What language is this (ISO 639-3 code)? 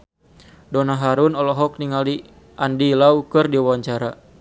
sun